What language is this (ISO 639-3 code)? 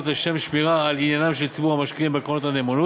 heb